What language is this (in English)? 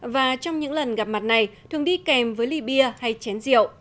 Vietnamese